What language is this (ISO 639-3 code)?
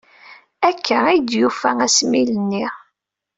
kab